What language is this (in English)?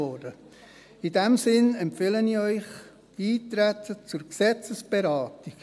Swiss German